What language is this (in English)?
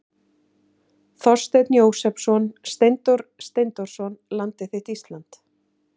Icelandic